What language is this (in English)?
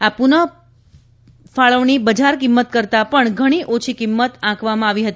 Gujarati